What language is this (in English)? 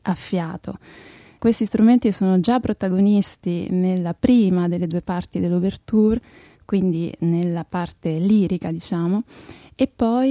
Italian